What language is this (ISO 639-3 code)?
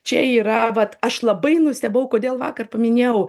lit